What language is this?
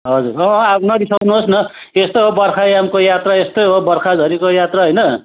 Nepali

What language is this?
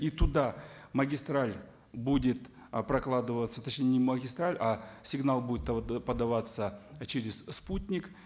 Kazakh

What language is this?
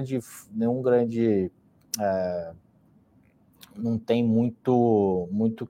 Portuguese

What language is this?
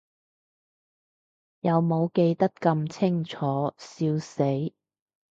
Cantonese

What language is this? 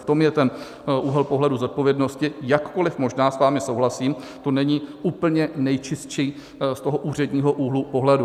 Czech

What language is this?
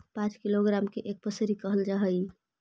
Magahi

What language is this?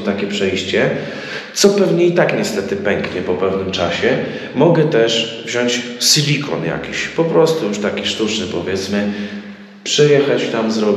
Polish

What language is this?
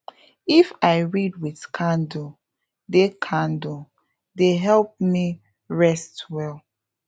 Nigerian Pidgin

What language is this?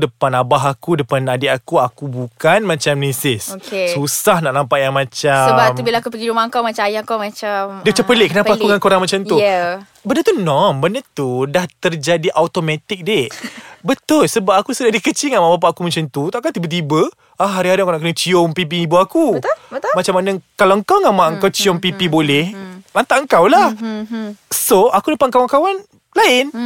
Malay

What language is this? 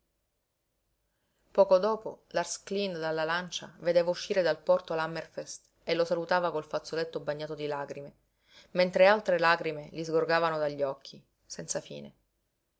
Italian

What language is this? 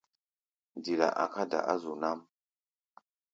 Gbaya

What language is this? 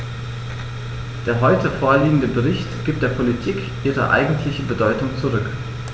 German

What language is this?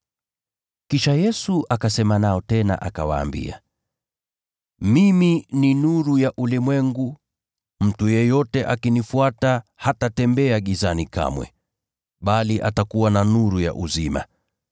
Swahili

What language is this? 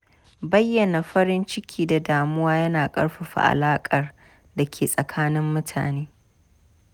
Hausa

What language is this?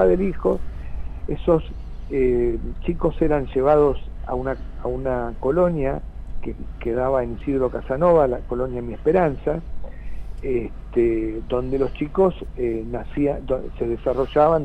Spanish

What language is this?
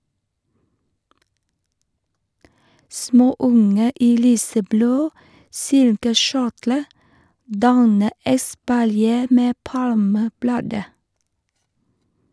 Norwegian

